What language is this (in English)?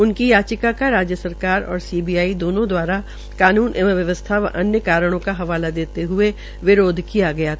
Hindi